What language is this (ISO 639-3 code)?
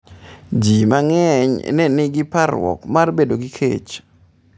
luo